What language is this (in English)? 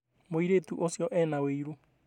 Kikuyu